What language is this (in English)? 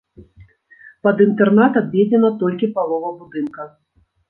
Belarusian